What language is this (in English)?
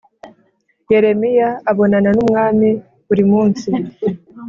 Kinyarwanda